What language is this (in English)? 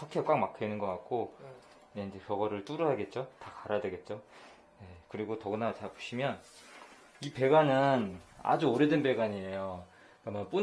Korean